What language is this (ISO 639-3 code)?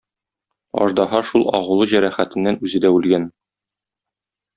tat